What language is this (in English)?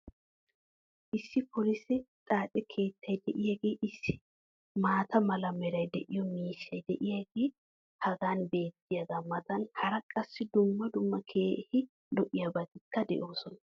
Wolaytta